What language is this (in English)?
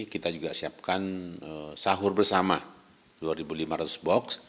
Indonesian